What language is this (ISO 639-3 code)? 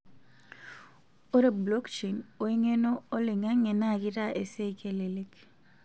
mas